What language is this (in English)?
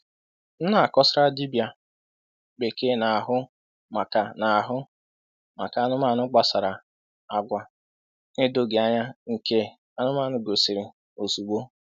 Igbo